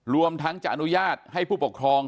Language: Thai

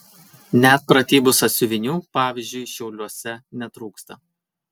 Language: Lithuanian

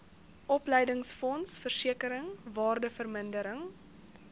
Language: Afrikaans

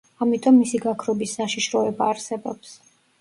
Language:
Georgian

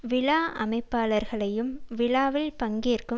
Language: Tamil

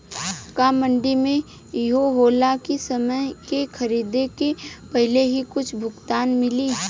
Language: Bhojpuri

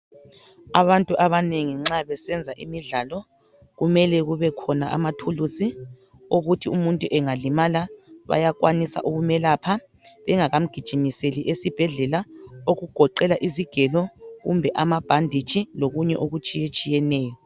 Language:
North Ndebele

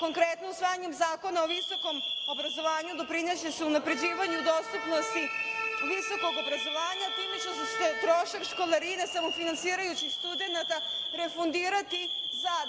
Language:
Serbian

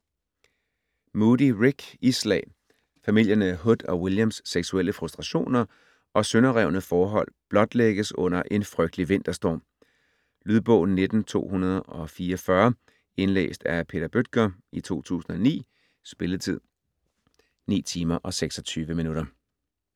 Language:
Danish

